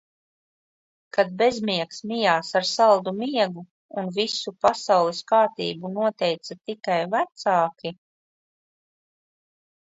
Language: Latvian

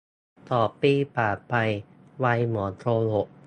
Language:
Thai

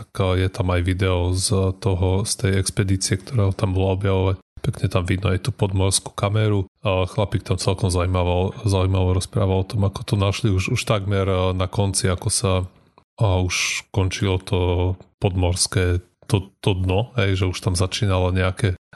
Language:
Slovak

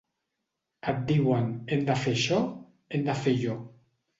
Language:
Catalan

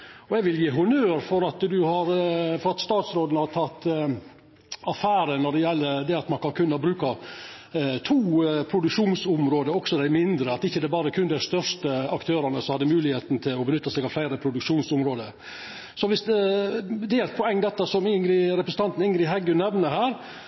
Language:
Norwegian Nynorsk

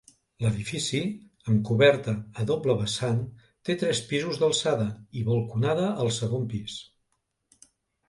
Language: Catalan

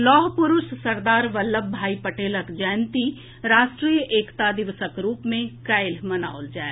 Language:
Maithili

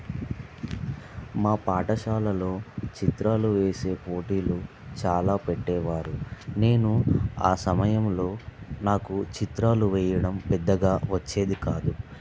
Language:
Telugu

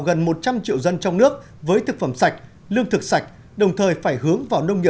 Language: Vietnamese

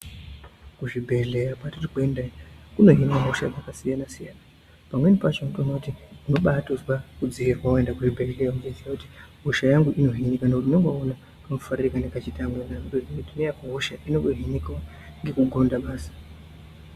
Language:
Ndau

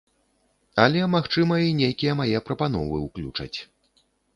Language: Belarusian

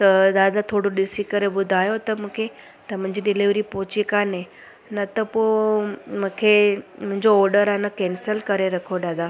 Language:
Sindhi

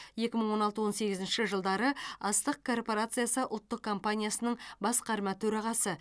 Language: Kazakh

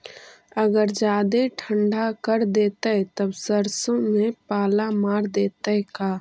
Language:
Magahi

